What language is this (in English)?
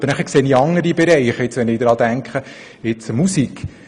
Swiss German